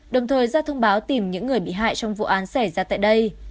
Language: Vietnamese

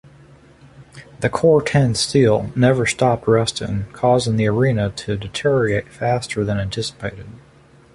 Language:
English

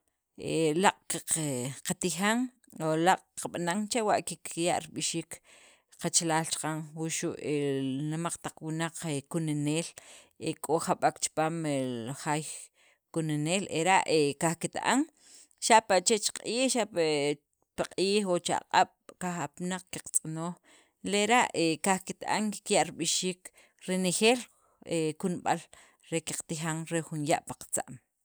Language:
Sacapulteco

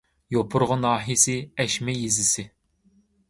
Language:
Uyghur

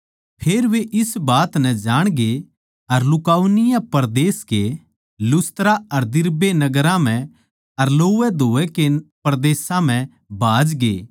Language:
Haryanvi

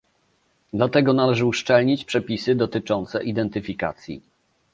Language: Polish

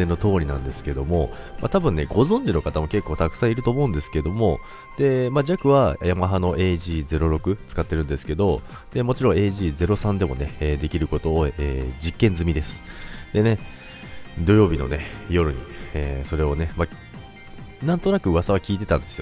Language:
Japanese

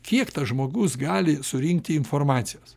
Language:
Lithuanian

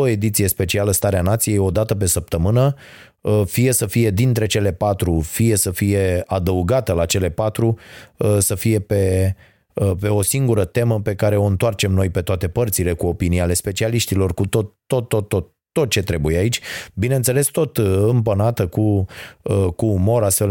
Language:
Romanian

